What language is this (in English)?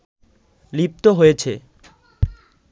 Bangla